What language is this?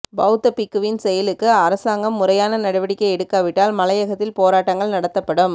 Tamil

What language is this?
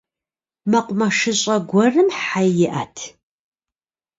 Kabardian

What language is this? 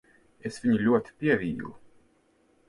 Latvian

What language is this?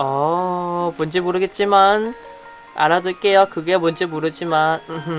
Korean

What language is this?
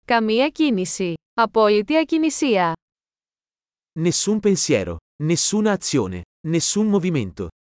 Greek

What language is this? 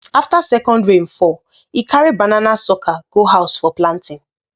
Nigerian Pidgin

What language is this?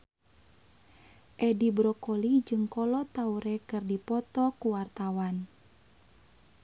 Sundanese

